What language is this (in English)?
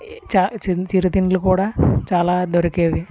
Telugu